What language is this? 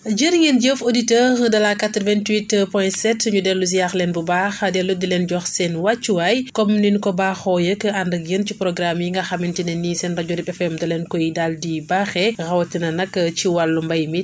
Wolof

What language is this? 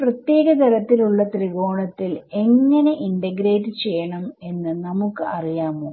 Malayalam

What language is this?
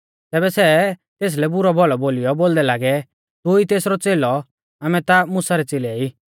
Mahasu Pahari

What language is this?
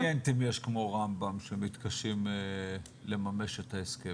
Hebrew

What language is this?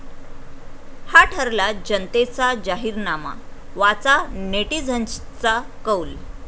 Marathi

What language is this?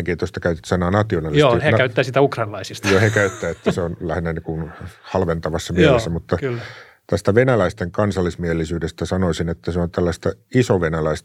Finnish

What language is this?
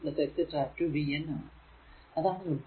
Malayalam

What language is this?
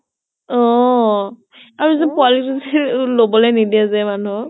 Assamese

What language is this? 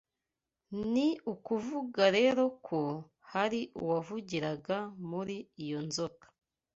Kinyarwanda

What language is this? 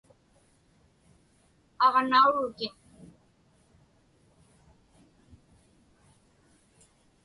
Inupiaq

